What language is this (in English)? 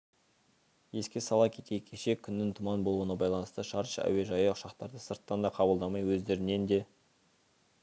Kazakh